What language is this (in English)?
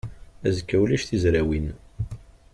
Kabyle